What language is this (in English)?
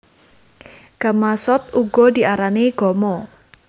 Javanese